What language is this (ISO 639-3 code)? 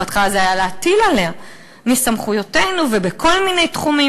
heb